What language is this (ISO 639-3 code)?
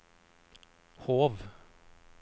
nor